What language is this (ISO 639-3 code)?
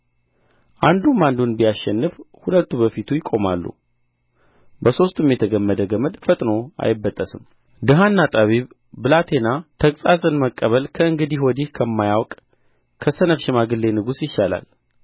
amh